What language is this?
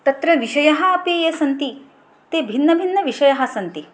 Sanskrit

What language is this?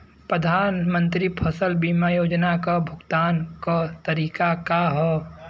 Bhojpuri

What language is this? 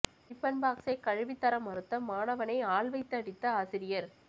Tamil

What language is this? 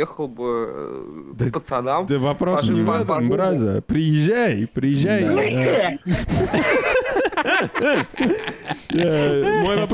Russian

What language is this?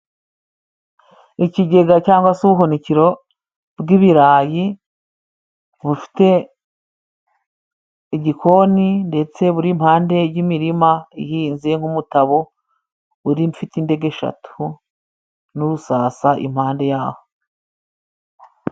Kinyarwanda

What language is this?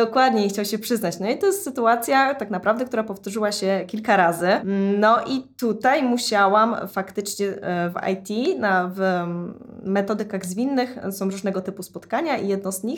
Polish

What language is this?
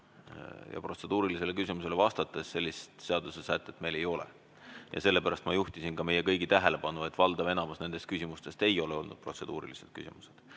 Estonian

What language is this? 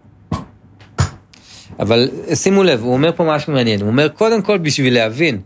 Hebrew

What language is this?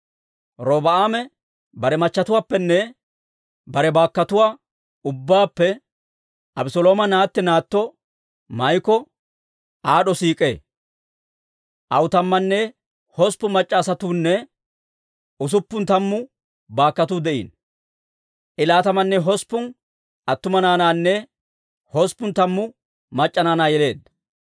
Dawro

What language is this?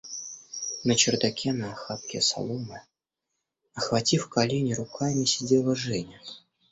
Russian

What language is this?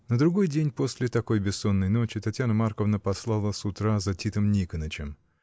Russian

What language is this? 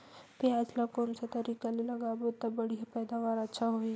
Chhattisgarhi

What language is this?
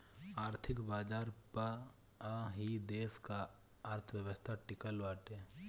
Bhojpuri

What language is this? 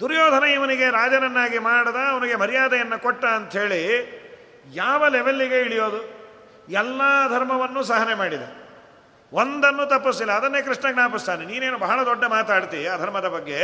Kannada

